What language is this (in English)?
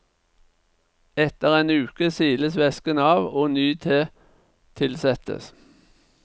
Norwegian